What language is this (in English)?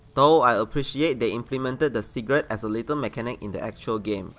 English